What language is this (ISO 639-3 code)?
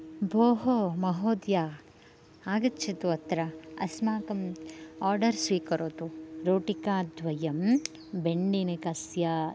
san